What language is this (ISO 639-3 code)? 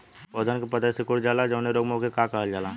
bho